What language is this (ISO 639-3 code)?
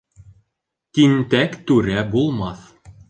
bak